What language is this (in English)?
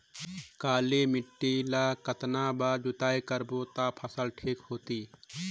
Chhattisgarhi